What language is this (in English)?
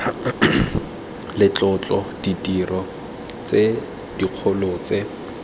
Tswana